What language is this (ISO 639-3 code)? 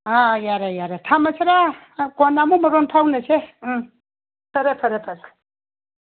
mni